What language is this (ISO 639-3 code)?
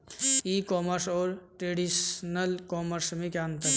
hin